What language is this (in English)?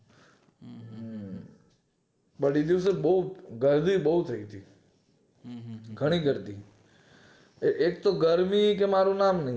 Gujarati